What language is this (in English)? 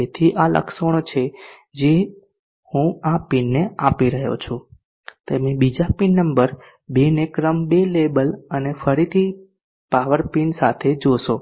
Gujarati